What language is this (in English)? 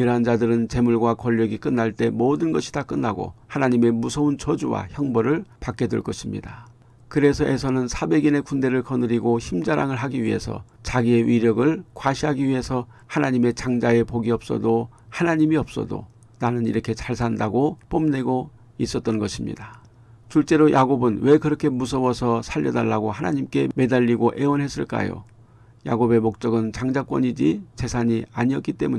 Korean